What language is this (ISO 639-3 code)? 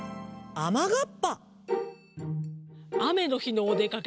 jpn